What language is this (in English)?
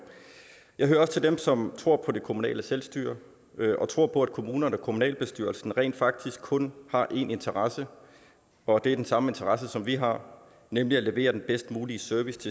Danish